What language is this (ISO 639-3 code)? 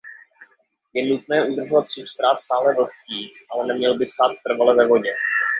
ces